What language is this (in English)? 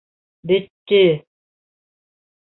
Bashkir